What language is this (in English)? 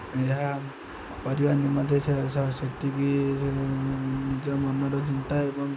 Odia